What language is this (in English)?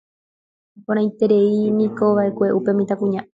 Guarani